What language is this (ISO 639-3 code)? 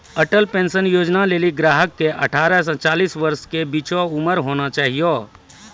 mai